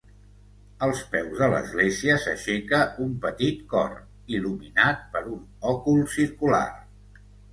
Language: Catalan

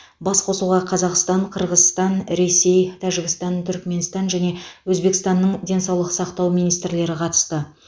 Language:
Kazakh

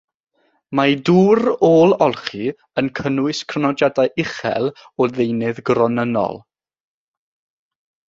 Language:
Welsh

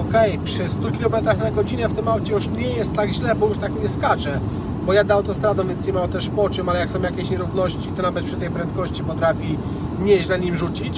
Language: Polish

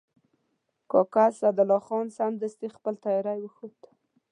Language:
Pashto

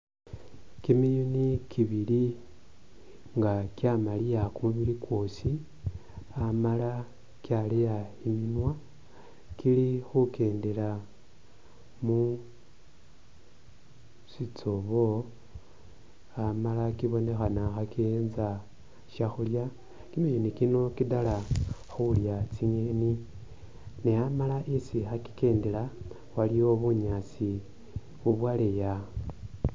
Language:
Masaaba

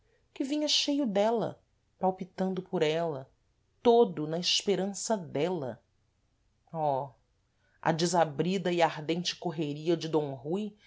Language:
Portuguese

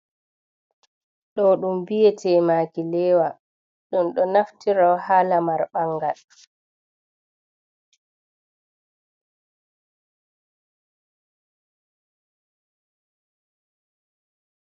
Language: Fula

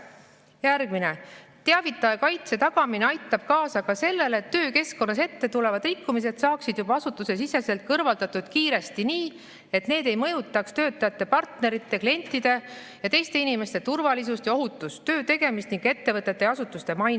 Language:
Estonian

